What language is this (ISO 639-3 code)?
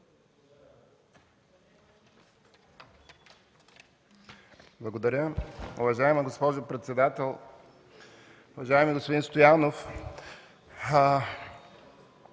bul